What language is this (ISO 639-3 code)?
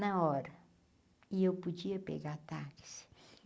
por